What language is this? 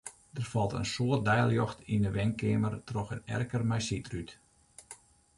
Western Frisian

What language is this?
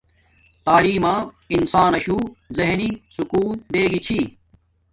Domaaki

